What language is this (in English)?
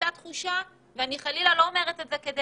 Hebrew